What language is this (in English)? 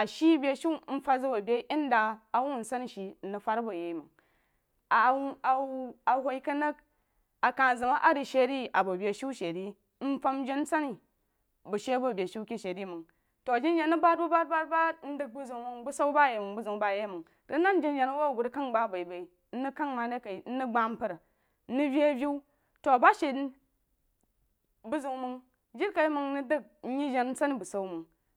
Jiba